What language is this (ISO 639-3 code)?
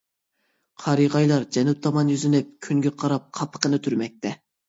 uig